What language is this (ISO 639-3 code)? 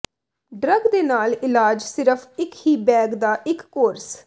pan